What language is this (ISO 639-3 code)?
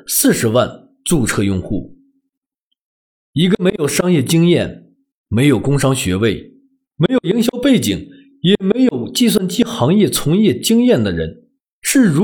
zho